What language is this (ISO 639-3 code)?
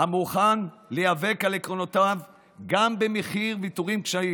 heb